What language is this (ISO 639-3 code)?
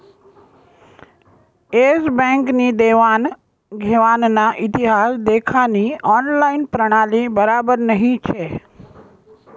mar